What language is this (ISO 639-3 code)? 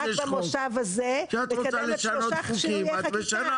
heb